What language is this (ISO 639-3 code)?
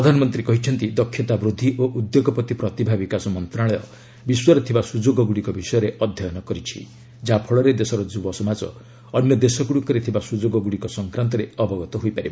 ori